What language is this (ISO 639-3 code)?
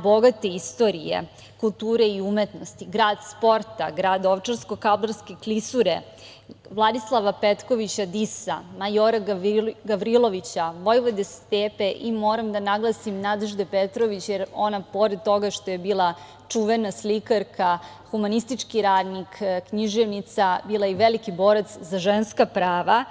srp